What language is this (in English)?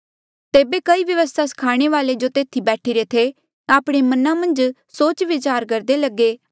Mandeali